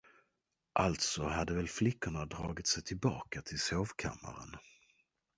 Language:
Swedish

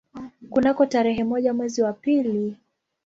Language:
Swahili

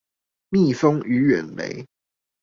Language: Chinese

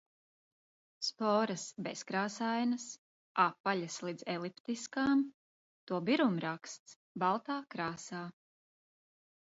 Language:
Latvian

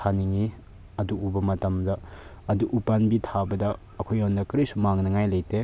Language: Manipuri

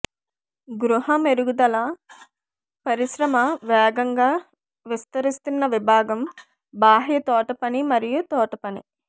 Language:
Telugu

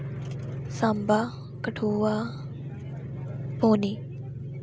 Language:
Dogri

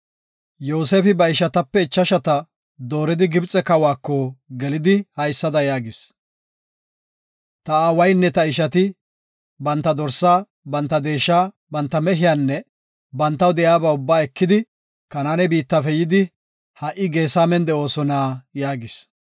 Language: Gofa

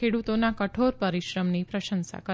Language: Gujarati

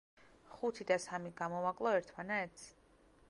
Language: Georgian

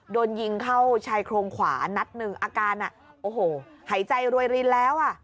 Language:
Thai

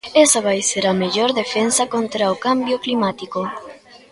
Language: Galician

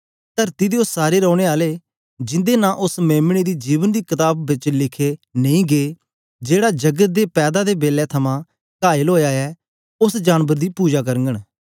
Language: Dogri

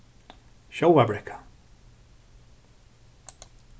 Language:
Faroese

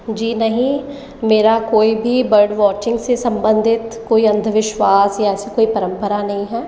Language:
Hindi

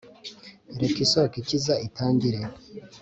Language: Kinyarwanda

